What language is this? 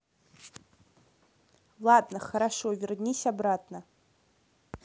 Russian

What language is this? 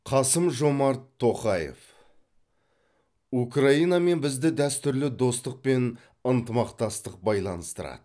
Kazakh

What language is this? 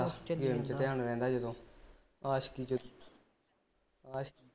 Punjabi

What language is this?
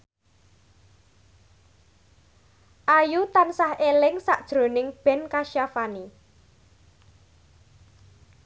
Javanese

